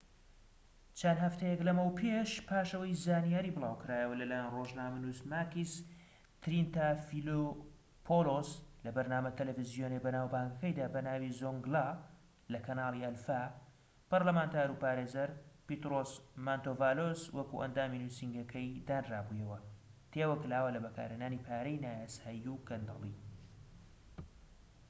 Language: Central Kurdish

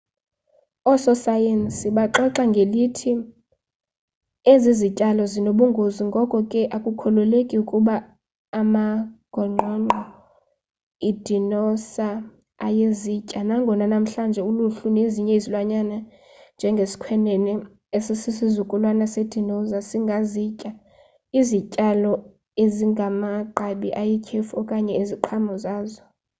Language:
Xhosa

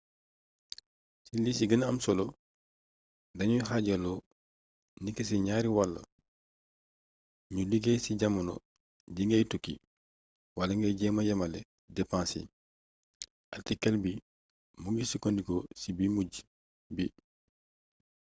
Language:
Wolof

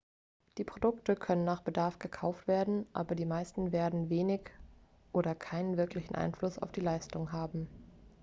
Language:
German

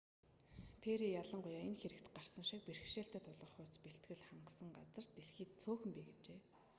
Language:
Mongolian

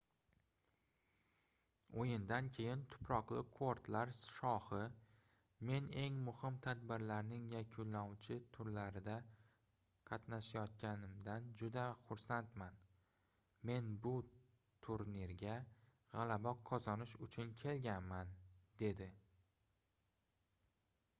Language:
Uzbek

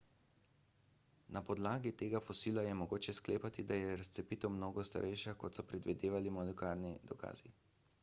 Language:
Slovenian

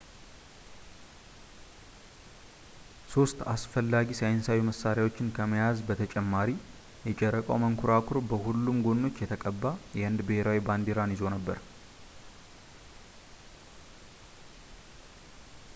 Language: Amharic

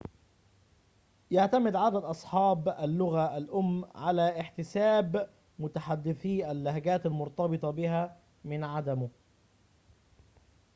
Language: Arabic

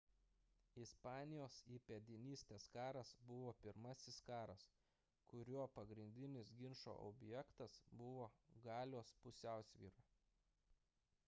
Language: Lithuanian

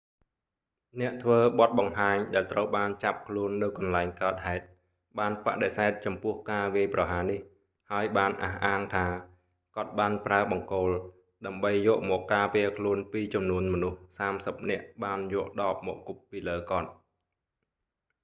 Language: Khmer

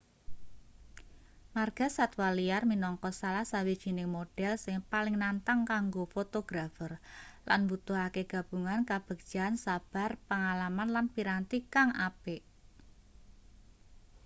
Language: Javanese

